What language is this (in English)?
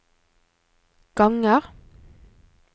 Norwegian